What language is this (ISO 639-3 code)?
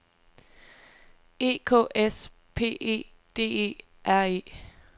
dan